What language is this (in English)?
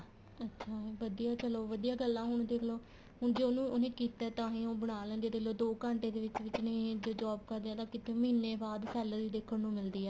Punjabi